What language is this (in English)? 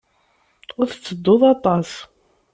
Kabyle